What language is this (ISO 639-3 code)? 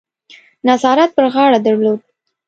pus